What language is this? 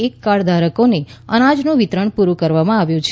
Gujarati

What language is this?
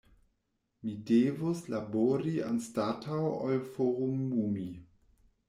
Esperanto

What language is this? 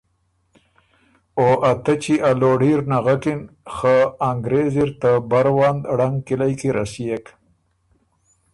Ormuri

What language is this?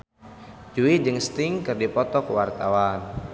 Sundanese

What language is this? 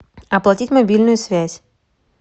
Russian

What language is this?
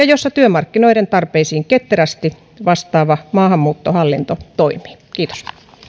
Finnish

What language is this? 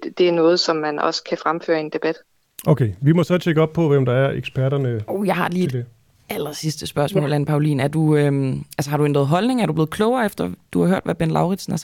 Danish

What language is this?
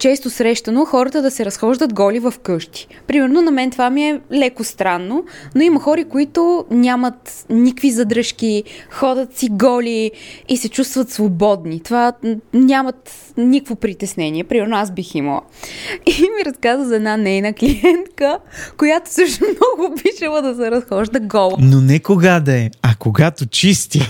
Bulgarian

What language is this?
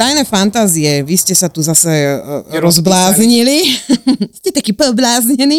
Slovak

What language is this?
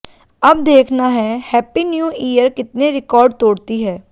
Hindi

